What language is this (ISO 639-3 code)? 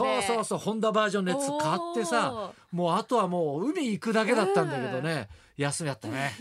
jpn